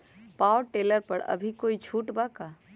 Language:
Magahi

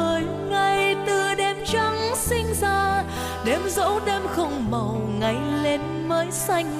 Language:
Vietnamese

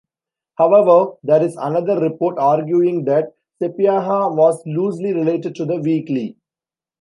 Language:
English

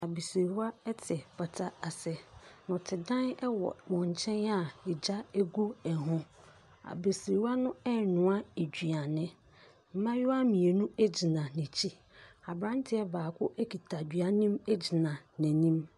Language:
Akan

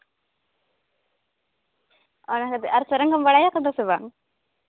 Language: Santali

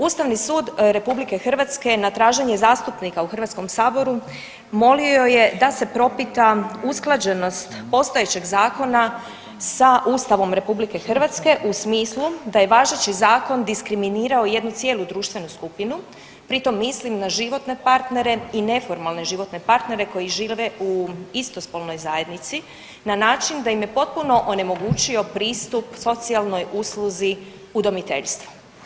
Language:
Croatian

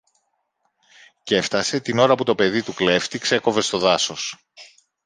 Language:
Greek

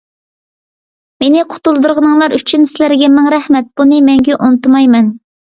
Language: Uyghur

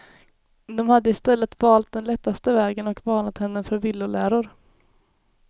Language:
Swedish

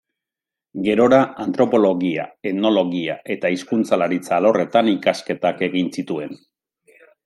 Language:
Basque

